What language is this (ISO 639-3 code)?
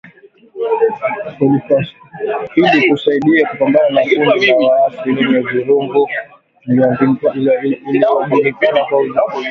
swa